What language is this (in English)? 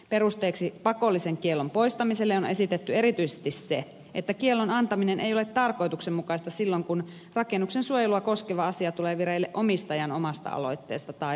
Finnish